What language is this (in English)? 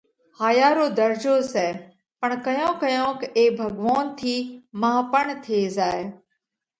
Parkari Koli